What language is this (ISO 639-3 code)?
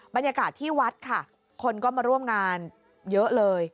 tha